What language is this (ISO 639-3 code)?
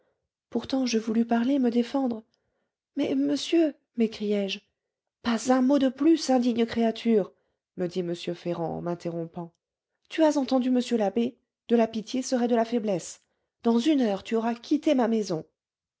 fra